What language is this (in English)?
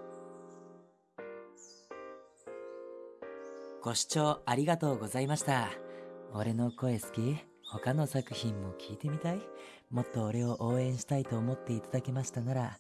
Japanese